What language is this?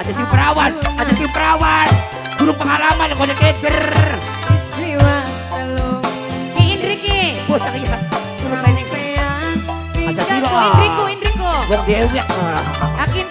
Indonesian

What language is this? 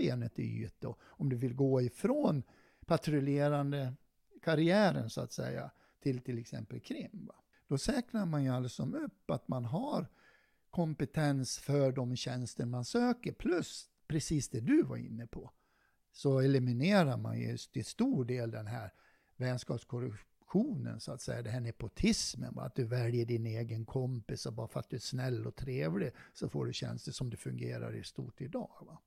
Swedish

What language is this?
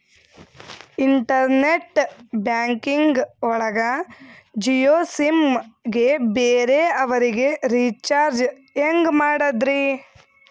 Kannada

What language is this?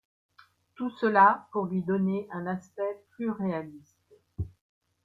French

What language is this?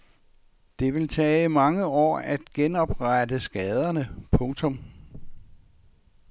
Danish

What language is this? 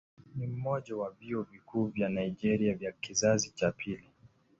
Swahili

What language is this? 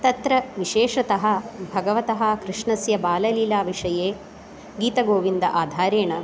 Sanskrit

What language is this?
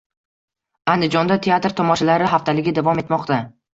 Uzbek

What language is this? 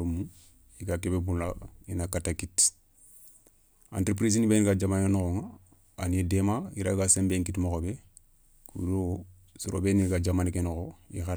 Soninke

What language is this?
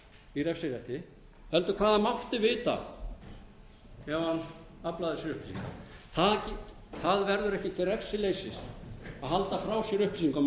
Icelandic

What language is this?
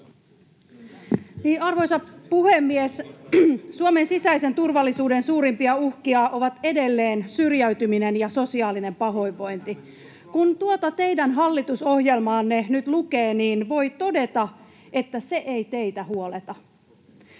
Finnish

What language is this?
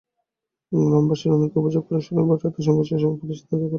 Bangla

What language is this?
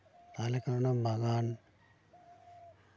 Santali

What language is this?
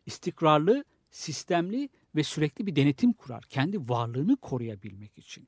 Turkish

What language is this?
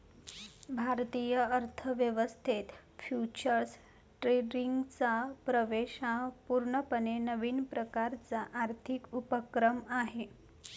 Marathi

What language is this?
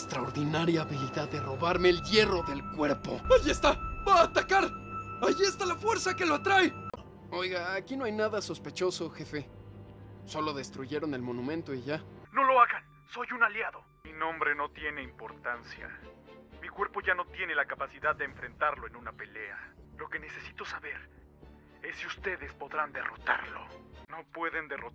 Spanish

